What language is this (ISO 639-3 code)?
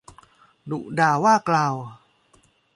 tha